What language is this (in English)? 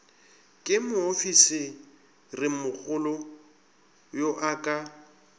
Northern Sotho